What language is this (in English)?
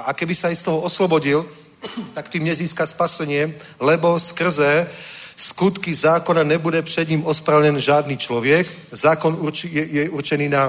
Czech